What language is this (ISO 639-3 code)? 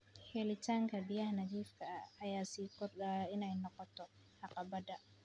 som